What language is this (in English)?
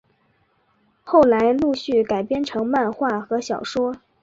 Chinese